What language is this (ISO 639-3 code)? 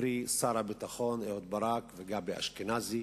heb